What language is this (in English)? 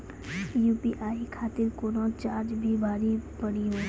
Maithili